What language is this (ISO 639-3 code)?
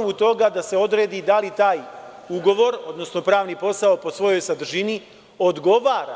srp